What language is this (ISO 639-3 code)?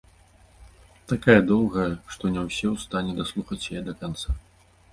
bel